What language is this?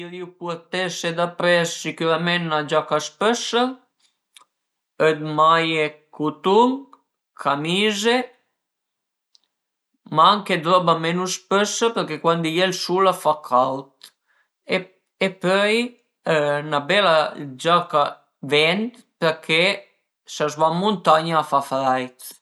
Piedmontese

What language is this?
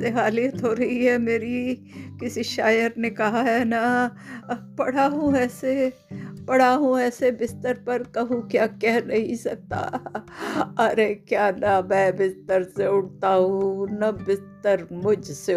Hindi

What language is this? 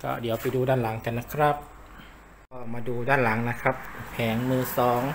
Thai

